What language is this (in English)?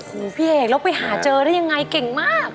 Thai